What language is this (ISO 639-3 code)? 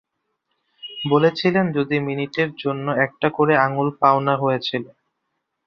ben